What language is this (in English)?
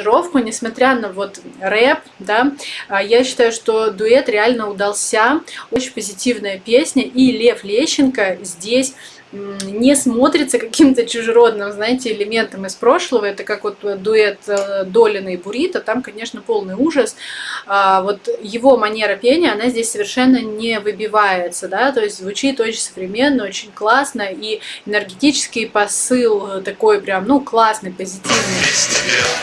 Russian